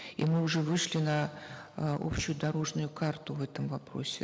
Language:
Kazakh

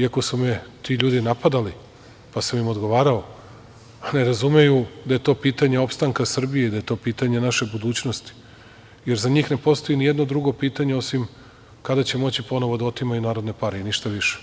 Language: Serbian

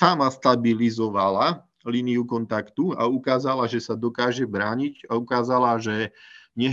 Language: Slovak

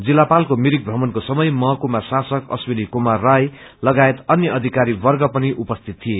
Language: Nepali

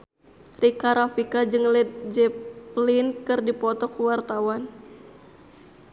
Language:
Sundanese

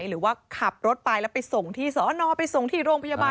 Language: Thai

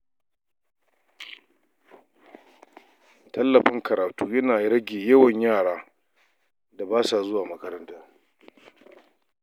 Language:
Hausa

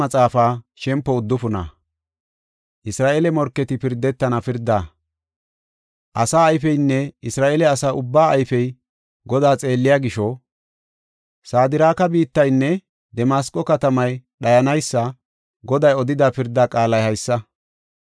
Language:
Gofa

